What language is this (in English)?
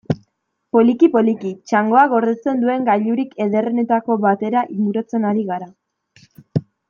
Basque